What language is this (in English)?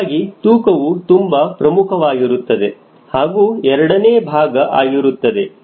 Kannada